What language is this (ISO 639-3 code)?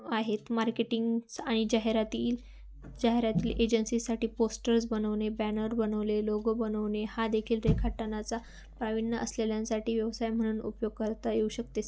mar